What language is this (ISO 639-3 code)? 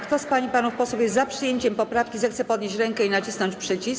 pol